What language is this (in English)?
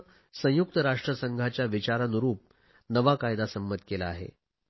Marathi